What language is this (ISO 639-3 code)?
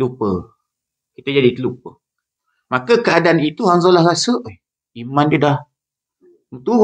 msa